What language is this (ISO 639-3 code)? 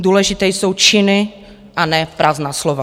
ces